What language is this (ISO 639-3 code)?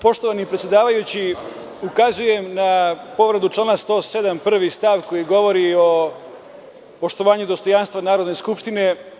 srp